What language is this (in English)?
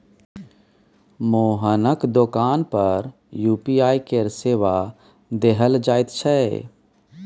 Maithili